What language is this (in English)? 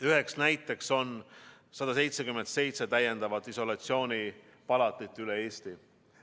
Estonian